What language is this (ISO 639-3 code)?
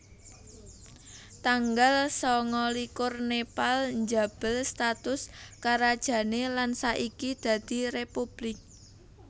jav